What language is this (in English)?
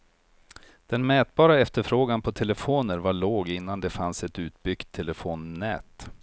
Swedish